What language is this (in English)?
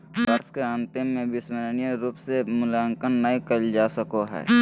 Magahi